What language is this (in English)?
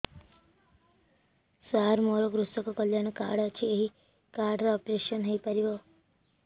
Odia